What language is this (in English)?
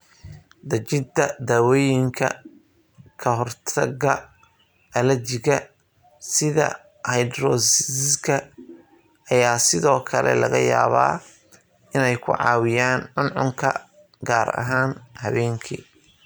Somali